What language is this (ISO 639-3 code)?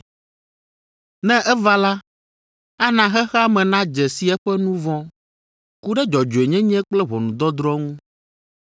ewe